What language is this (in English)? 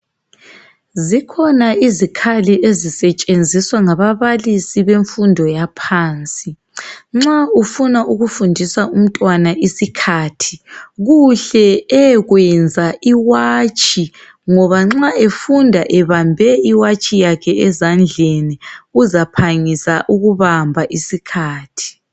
North Ndebele